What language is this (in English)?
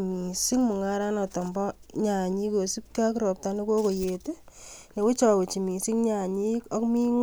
Kalenjin